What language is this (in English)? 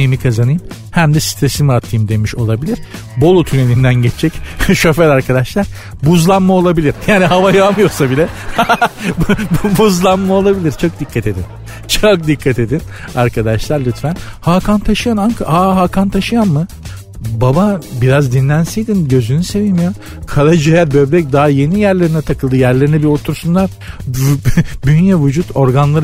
Turkish